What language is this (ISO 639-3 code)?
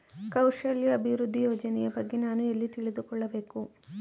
kan